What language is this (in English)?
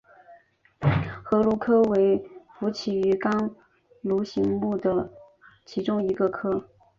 Chinese